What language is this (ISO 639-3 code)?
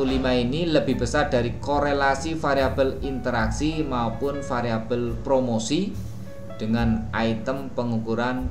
ind